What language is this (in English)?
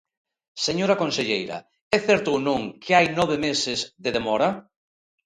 Galician